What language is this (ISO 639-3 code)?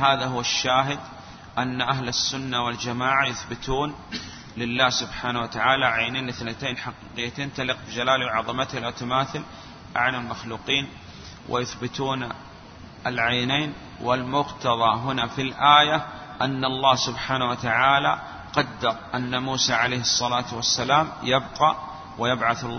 ara